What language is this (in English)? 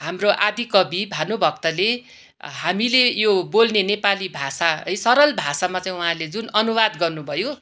Nepali